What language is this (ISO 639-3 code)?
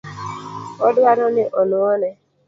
luo